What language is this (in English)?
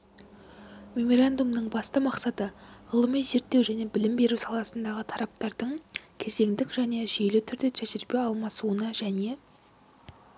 Kazakh